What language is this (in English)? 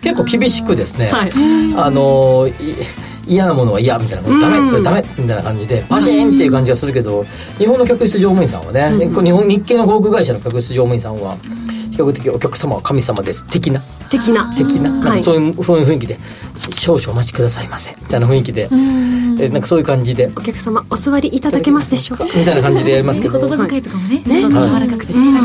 Japanese